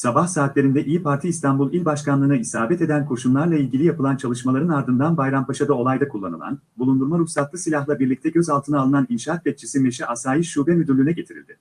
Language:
Turkish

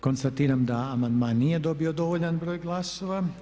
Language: Croatian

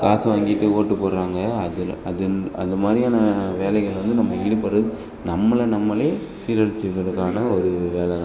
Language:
Tamil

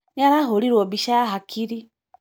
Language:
Kikuyu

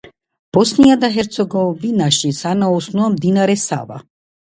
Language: Georgian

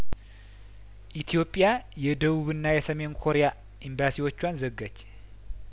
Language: Amharic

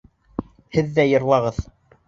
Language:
Bashkir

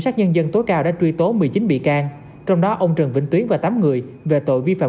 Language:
Vietnamese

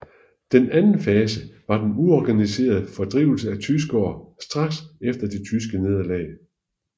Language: Danish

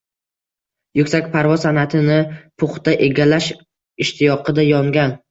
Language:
Uzbek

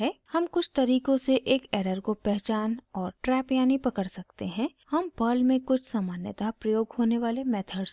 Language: Hindi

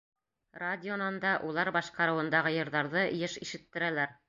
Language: Bashkir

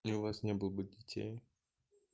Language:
Russian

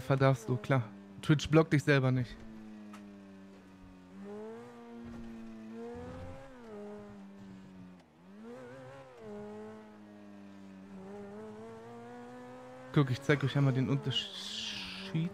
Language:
German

